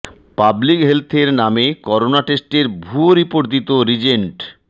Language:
Bangla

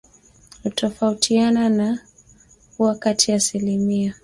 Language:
Swahili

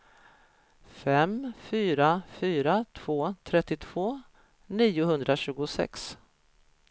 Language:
Swedish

